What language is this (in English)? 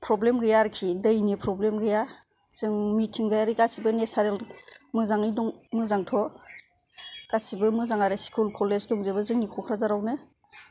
Bodo